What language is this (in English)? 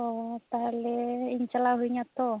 Santali